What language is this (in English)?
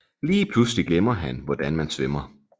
Danish